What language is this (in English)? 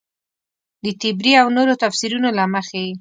Pashto